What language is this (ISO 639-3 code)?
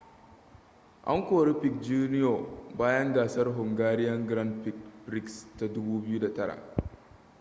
hau